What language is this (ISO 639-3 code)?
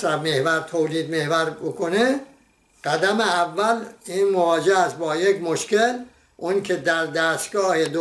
fas